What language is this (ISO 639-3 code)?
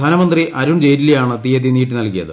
mal